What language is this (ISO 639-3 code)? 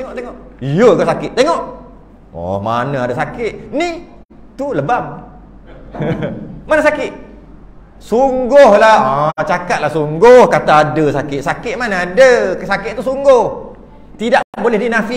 msa